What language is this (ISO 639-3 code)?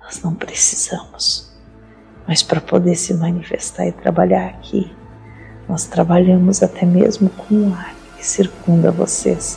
por